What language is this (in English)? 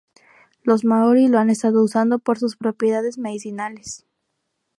Spanish